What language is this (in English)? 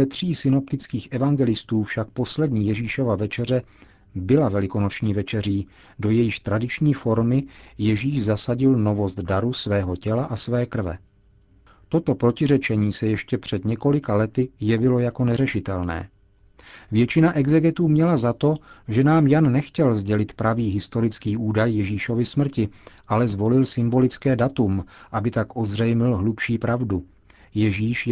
Czech